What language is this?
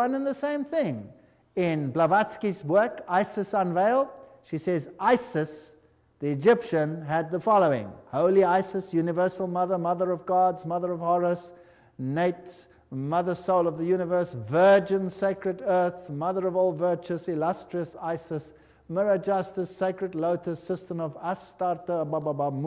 English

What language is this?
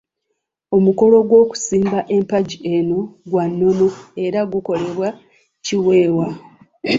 Ganda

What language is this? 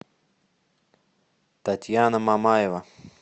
Russian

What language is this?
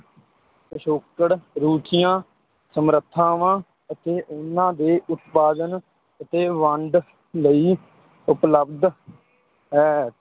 Punjabi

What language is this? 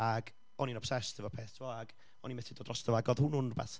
Welsh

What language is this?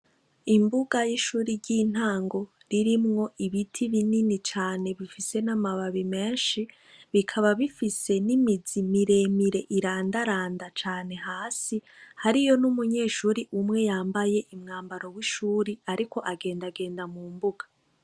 Rundi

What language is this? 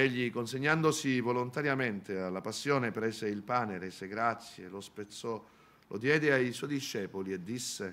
Italian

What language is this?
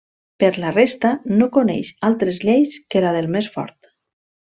Catalan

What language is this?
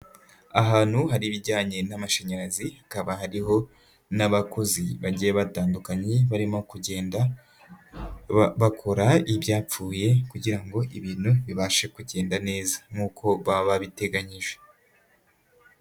Kinyarwanda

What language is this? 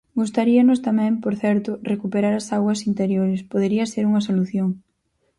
Galician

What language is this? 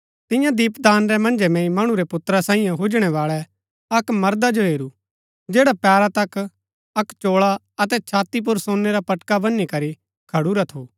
Gaddi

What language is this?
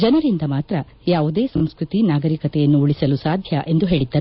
Kannada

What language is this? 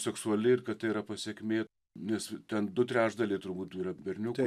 Lithuanian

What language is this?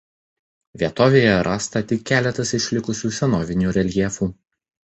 Lithuanian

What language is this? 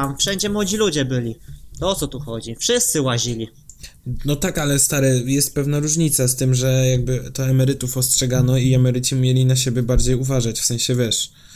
Polish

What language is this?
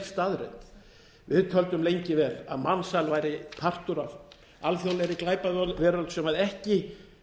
Icelandic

